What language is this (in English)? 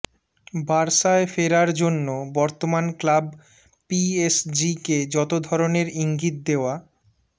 Bangla